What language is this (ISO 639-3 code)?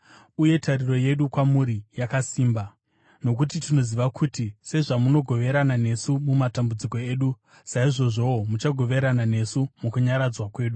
sna